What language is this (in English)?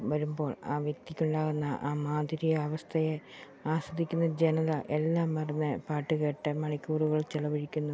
Malayalam